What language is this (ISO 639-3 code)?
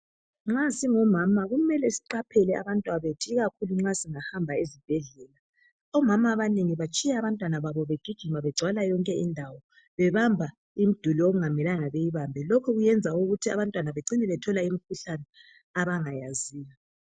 nde